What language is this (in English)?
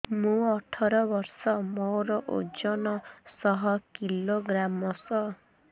Odia